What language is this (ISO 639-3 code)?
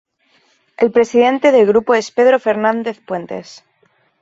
spa